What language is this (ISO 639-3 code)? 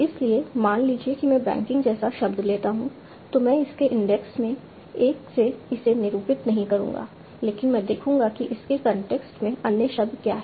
hin